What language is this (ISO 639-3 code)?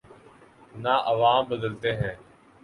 urd